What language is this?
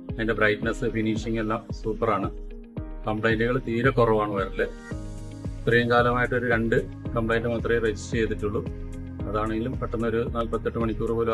Malayalam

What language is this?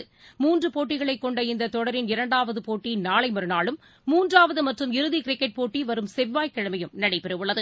Tamil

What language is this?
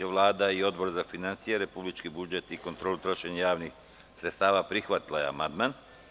Serbian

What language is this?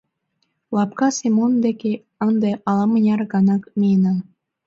Mari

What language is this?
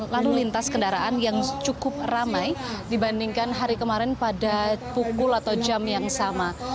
Indonesian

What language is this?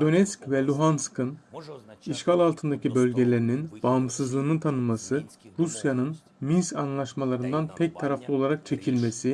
Turkish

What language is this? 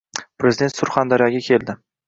Uzbek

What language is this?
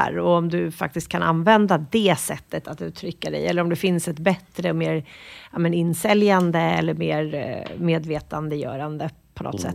Swedish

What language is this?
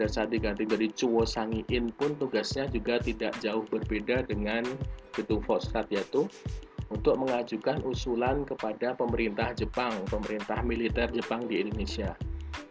Indonesian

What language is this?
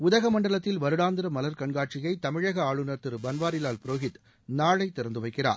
Tamil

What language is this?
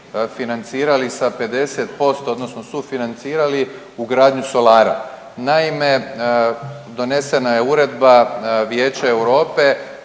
Croatian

